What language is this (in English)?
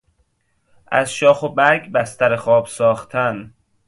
Persian